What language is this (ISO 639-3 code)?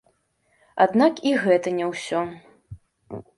bel